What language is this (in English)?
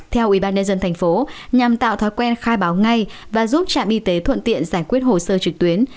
Vietnamese